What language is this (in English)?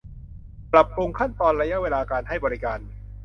Thai